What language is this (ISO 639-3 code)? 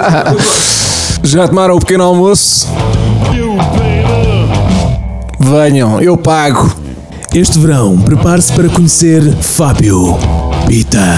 por